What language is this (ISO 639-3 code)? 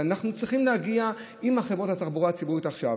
heb